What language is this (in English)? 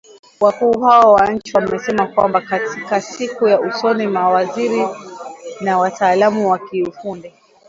Swahili